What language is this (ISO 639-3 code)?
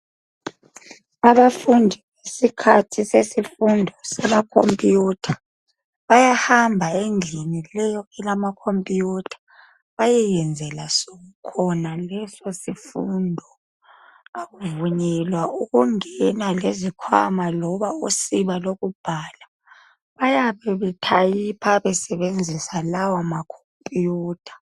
nde